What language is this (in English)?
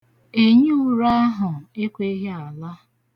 Igbo